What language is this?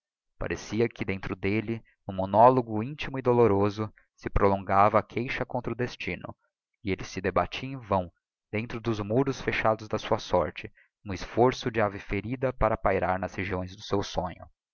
Portuguese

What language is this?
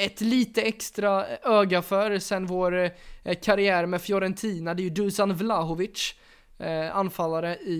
Swedish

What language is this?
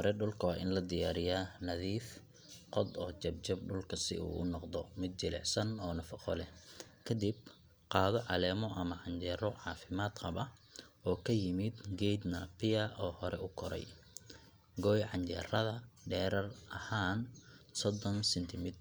Somali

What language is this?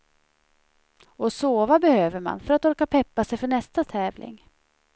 Swedish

